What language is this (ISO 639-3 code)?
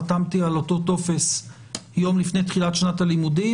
heb